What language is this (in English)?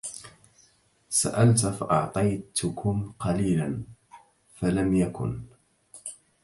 Arabic